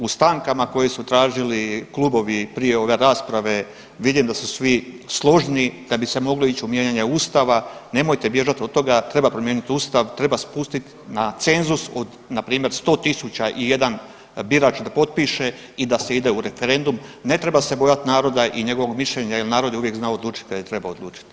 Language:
Croatian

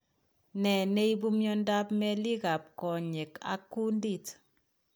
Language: Kalenjin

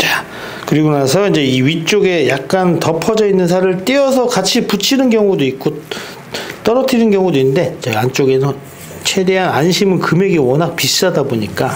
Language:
Korean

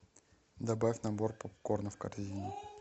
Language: Russian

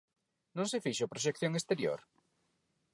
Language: Galician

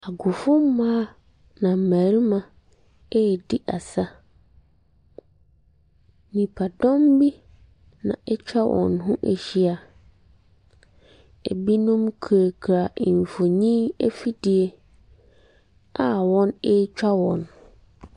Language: Akan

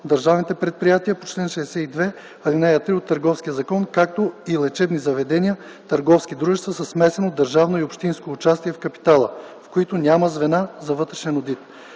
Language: Bulgarian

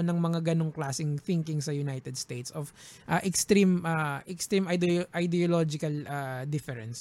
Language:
Filipino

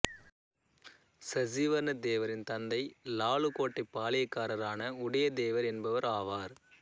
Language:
Tamil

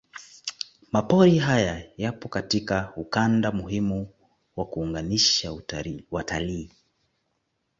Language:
Swahili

